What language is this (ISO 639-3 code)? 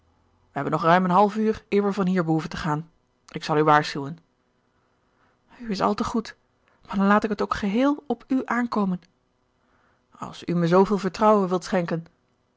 nld